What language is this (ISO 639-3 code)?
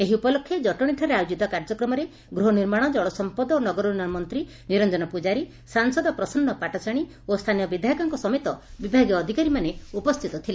ori